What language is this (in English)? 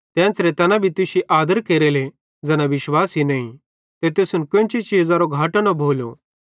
Bhadrawahi